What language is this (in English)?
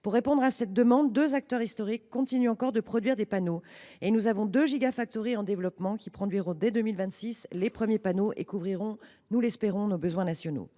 French